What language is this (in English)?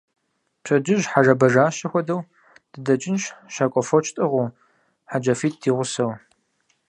Kabardian